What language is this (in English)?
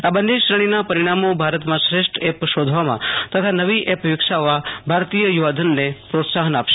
Gujarati